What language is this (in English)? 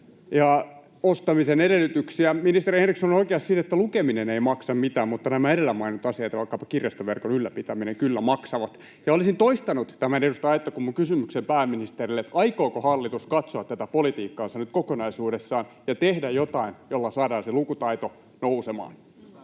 Finnish